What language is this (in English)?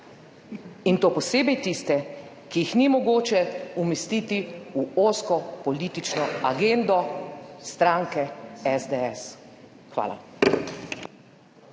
Slovenian